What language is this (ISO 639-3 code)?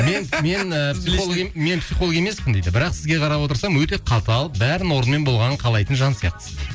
kaz